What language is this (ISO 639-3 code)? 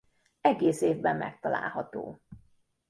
hun